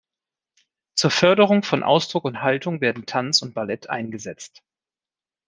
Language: German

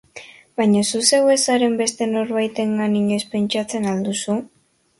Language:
Basque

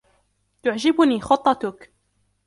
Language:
Arabic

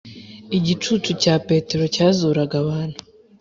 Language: Kinyarwanda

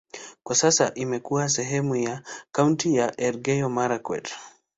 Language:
Swahili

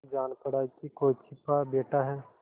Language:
Hindi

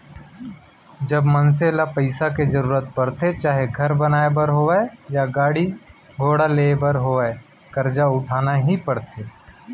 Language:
Chhattisgarhi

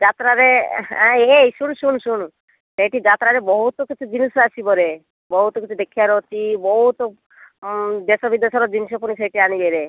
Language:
Odia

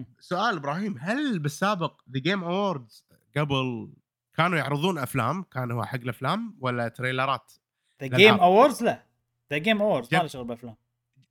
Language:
Arabic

